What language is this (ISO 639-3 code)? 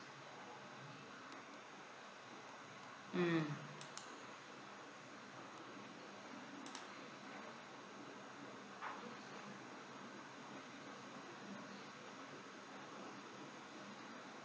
eng